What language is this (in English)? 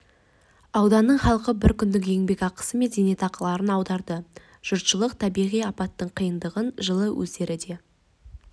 Kazakh